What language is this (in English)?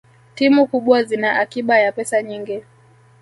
Swahili